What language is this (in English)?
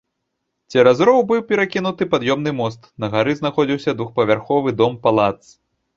Belarusian